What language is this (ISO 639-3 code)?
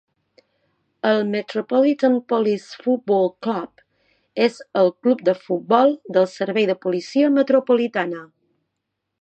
cat